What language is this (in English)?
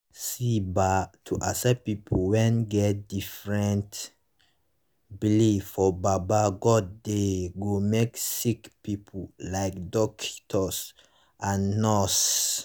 Nigerian Pidgin